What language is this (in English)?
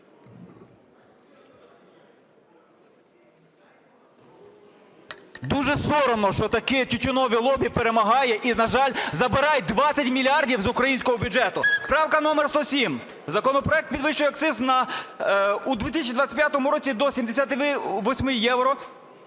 Ukrainian